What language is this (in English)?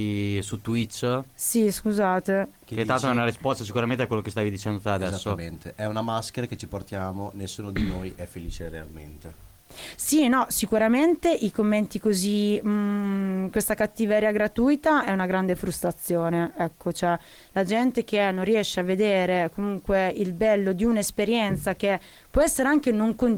Italian